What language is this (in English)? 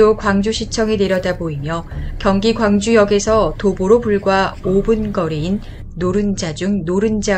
Korean